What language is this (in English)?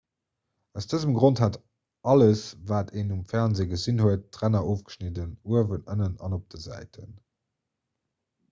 Luxembourgish